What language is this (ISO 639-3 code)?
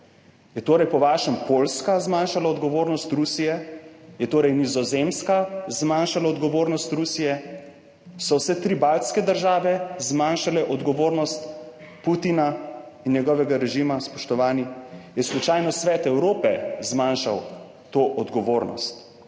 slv